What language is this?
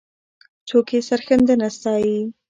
Pashto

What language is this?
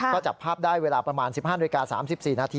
Thai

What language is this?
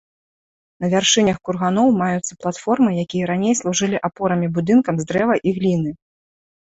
Belarusian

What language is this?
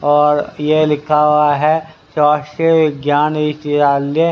Hindi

